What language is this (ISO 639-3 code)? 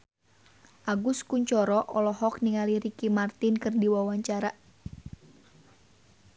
sun